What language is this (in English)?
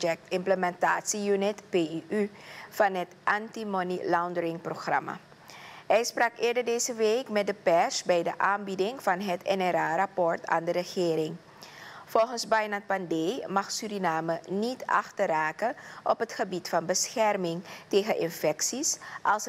Dutch